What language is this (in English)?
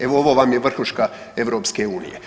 Croatian